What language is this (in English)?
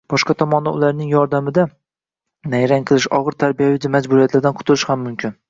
Uzbek